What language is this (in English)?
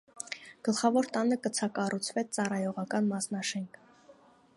Armenian